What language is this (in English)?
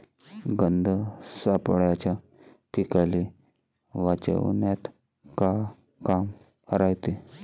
Marathi